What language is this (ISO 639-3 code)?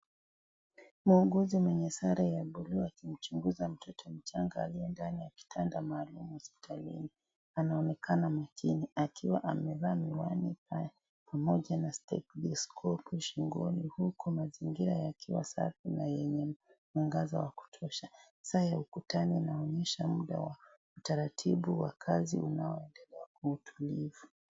swa